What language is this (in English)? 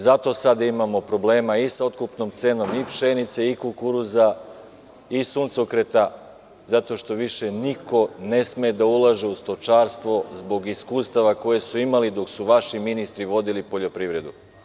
Serbian